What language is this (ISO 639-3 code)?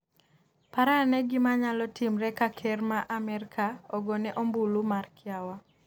luo